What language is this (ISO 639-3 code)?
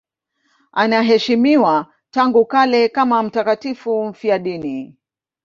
swa